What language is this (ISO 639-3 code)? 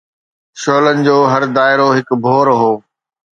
snd